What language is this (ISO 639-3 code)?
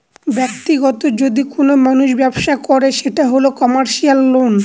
ben